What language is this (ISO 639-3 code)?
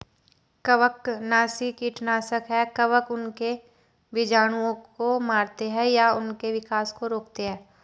hin